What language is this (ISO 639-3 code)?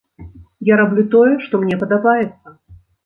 bel